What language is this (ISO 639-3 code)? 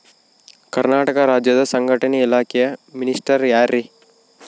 kan